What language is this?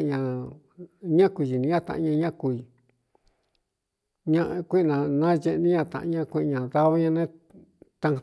Cuyamecalco Mixtec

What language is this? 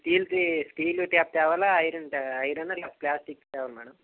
Telugu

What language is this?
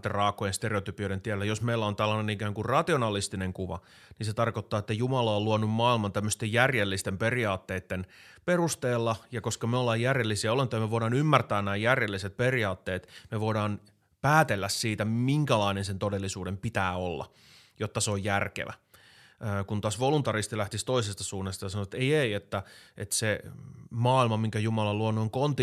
Finnish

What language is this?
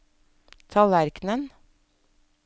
Norwegian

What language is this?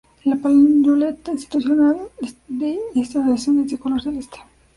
Spanish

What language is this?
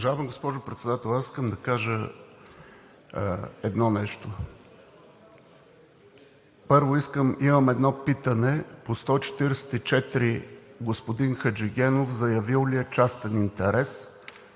Bulgarian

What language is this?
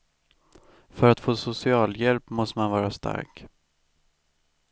Swedish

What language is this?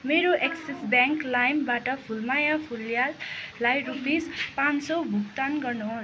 Nepali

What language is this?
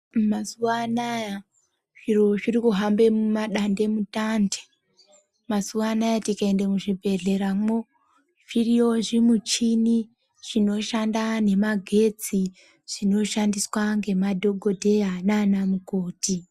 Ndau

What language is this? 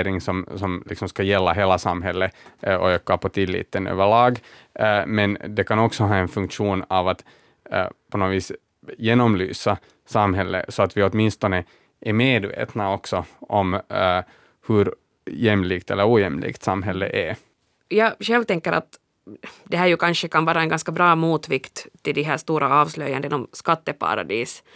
Swedish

